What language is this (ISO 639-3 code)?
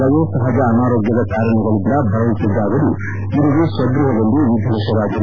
kan